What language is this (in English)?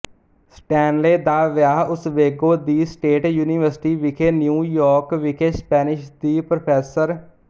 Punjabi